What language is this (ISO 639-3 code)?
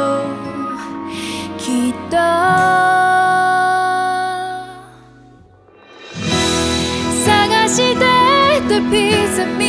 jpn